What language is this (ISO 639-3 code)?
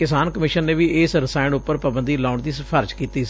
pan